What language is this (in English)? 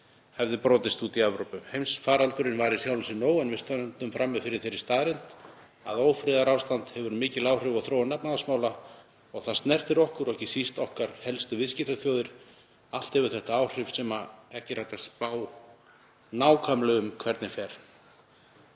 Icelandic